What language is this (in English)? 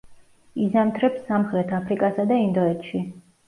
Georgian